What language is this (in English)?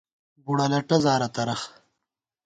Gawar-Bati